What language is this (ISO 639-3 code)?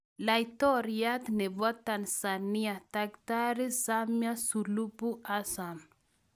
kln